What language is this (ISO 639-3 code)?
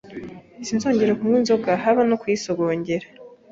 kin